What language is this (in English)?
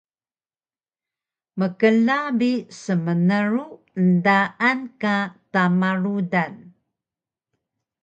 Taroko